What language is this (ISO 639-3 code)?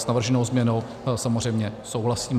ces